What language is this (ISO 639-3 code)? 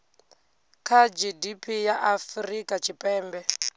ven